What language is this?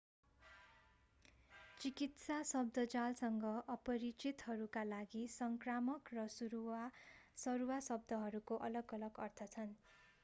Nepali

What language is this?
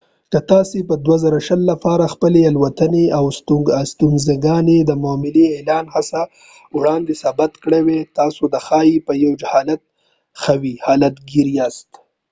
Pashto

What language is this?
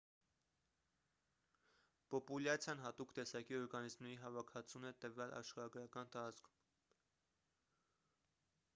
Armenian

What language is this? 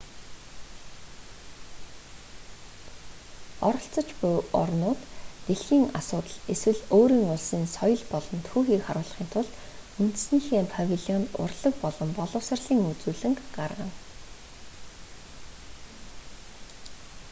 Mongolian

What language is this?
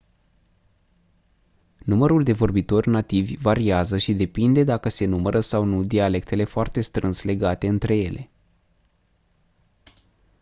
Romanian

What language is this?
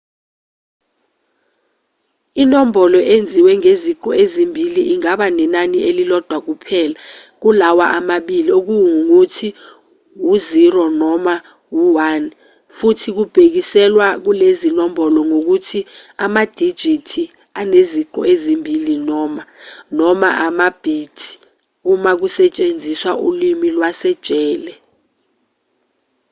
Zulu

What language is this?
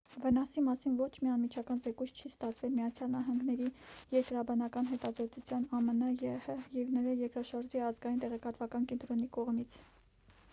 Armenian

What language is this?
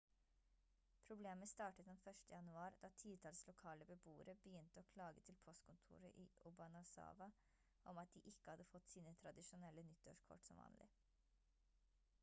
Norwegian Bokmål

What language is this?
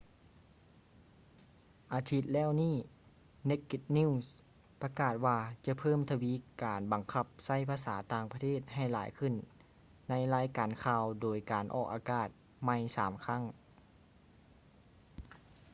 Lao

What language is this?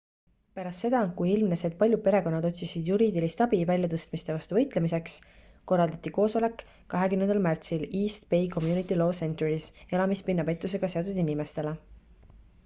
Estonian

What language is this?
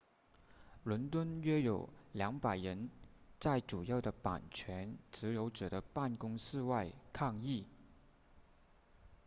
Chinese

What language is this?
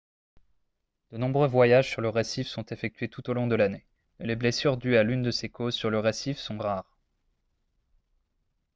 French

